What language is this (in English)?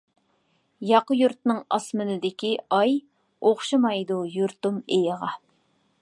Uyghur